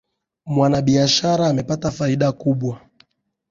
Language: Swahili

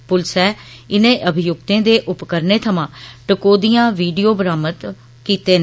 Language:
Dogri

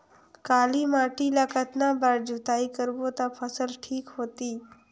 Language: Chhattisgarhi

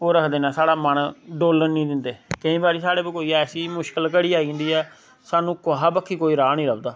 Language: Dogri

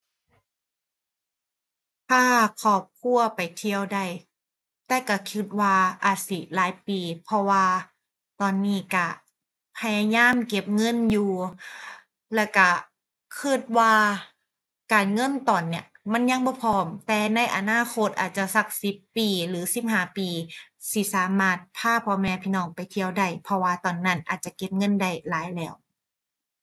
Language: Thai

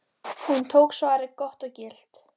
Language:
Icelandic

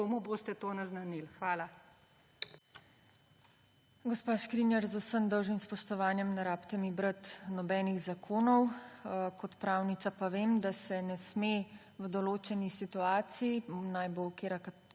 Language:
Slovenian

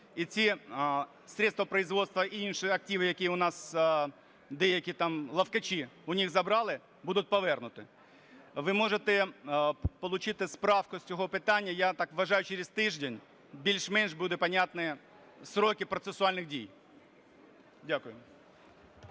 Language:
Ukrainian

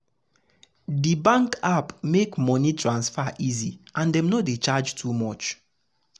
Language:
Nigerian Pidgin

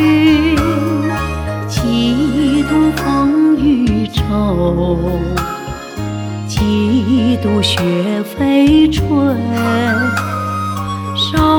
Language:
Chinese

